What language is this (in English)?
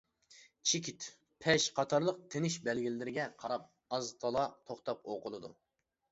Uyghur